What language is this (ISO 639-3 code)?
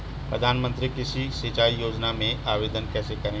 hin